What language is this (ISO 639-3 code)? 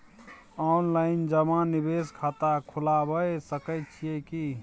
mai